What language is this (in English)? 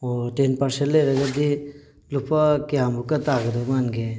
Manipuri